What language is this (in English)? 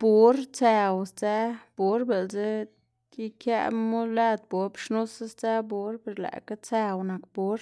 Xanaguía Zapotec